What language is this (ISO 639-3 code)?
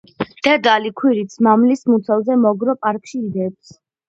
kat